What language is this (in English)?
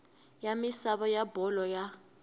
Tsonga